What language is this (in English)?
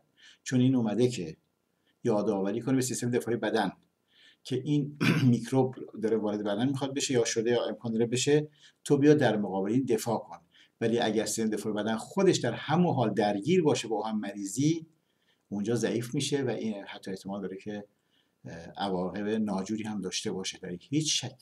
Persian